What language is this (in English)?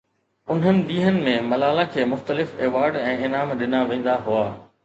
Sindhi